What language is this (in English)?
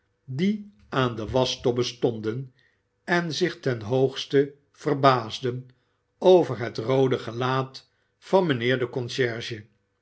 Dutch